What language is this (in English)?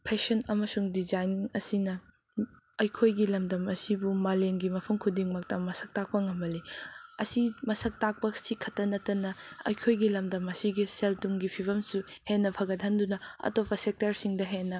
Manipuri